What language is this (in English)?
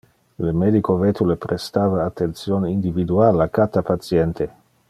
Interlingua